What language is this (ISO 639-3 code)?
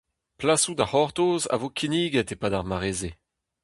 bre